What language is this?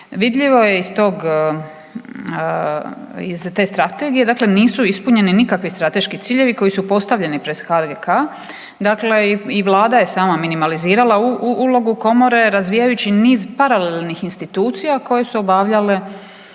Croatian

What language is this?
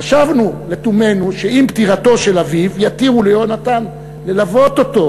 Hebrew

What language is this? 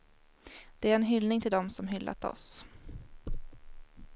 Swedish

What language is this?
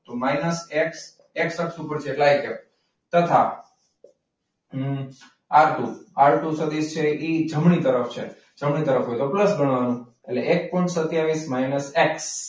Gujarati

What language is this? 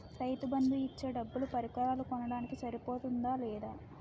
Telugu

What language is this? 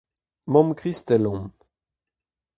Breton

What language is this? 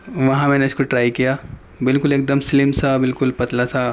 Urdu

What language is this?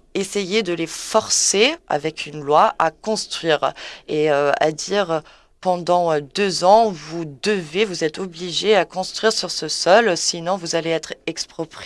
French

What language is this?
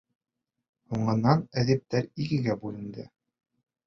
Bashkir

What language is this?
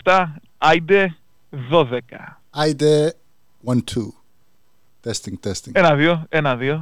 Greek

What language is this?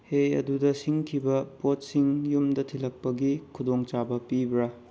Manipuri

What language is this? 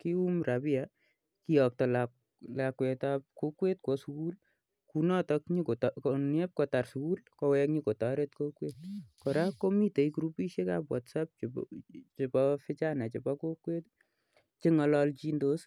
Kalenjin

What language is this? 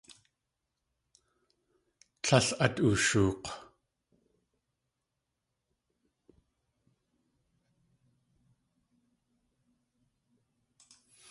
Tlingit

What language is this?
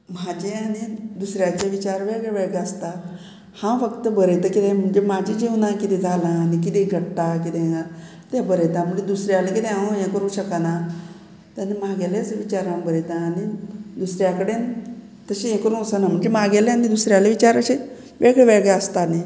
Konkani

